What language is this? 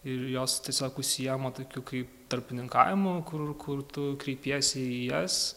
Lithuanian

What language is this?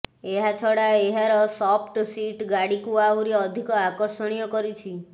Odia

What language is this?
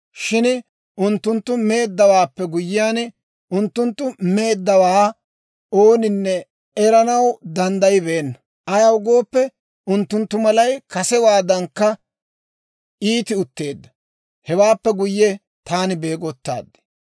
Dawro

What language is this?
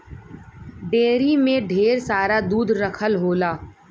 Bhojpuri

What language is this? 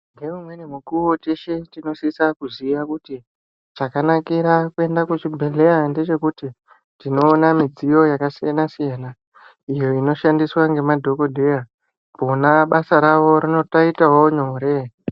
Ndau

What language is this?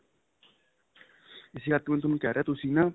Punjabi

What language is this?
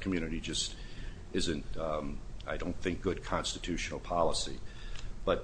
English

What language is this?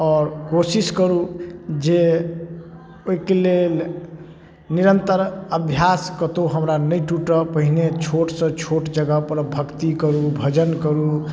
Maithili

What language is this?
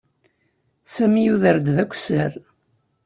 Kabyle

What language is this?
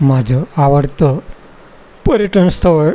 Marathi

